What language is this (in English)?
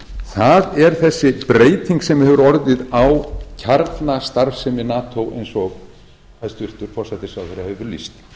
Icelandic